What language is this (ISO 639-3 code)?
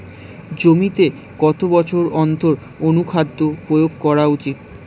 ben